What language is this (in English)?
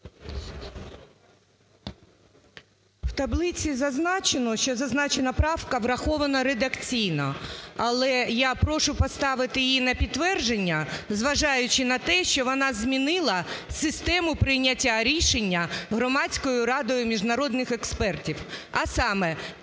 Ukrainian